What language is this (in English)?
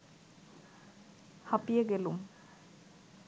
Bangla